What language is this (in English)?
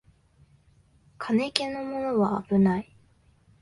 Japanese